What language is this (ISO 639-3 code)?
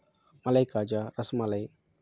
tel